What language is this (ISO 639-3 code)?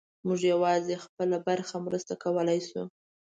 pus